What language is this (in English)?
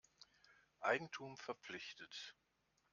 German